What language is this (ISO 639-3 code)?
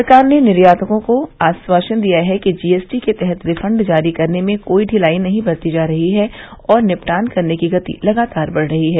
hin